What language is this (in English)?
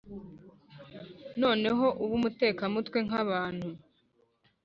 Kinyarwanda